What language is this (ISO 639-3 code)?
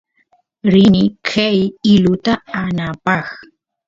qus